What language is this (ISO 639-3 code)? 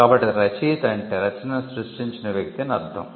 tel